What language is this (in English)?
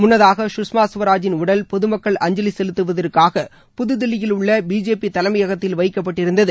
Tamil